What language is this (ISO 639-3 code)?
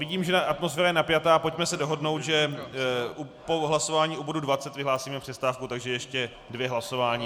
ces